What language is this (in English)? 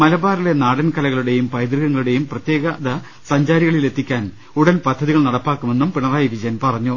Malayalam